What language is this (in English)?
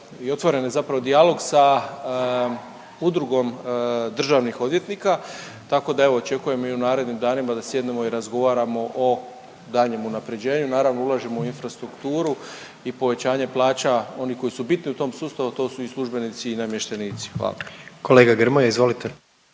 Croatian